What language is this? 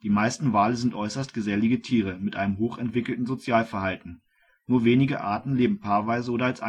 German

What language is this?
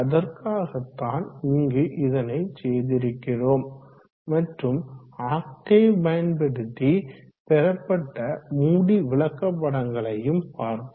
Tamil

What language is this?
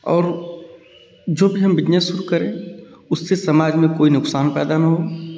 Hindi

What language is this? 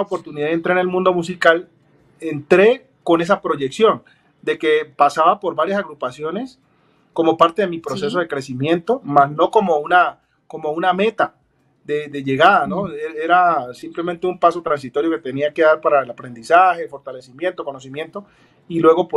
Spanish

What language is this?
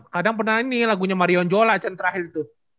Indonesian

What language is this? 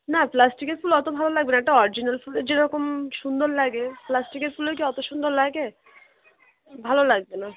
Bangla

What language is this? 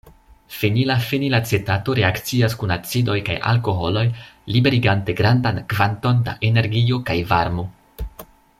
Esperanto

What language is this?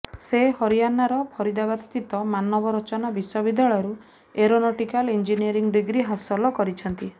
Odia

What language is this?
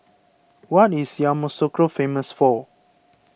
English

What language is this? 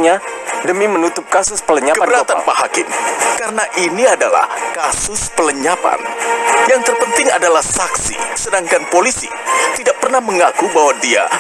Indonesian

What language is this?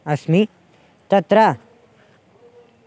Sanskrit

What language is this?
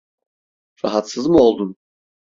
Turkish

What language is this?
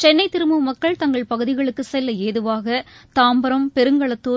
Tamil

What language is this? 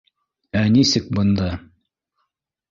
Bashkir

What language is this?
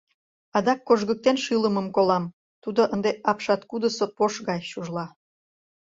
Mari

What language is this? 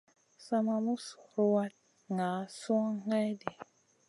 Masana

